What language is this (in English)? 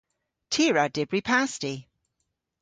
Cornish